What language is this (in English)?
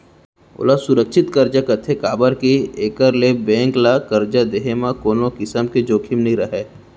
Chhattisgarhi